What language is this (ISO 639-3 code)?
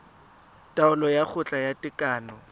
tsn